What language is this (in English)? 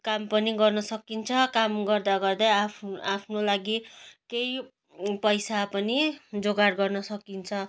Nepali